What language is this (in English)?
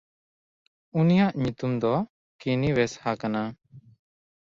Santali